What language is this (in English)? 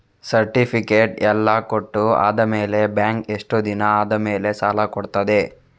Kannada